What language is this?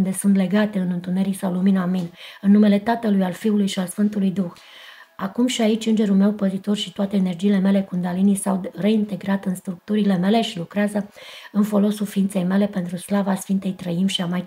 Romanian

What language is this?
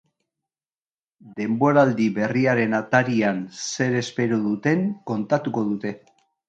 Basque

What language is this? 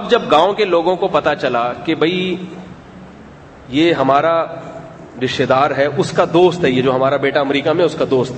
Urdu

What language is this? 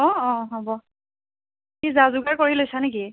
Assamese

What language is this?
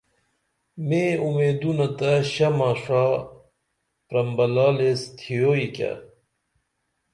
Dameli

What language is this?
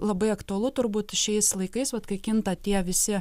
Lithuanian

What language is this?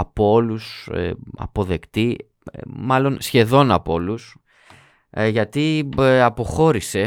Greek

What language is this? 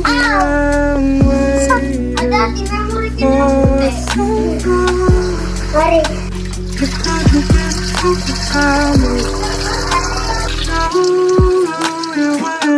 Indonesian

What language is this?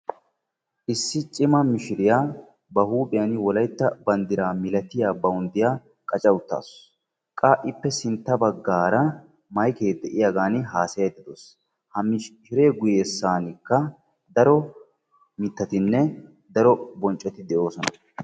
Wolaytta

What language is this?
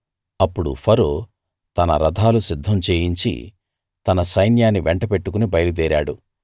Telugu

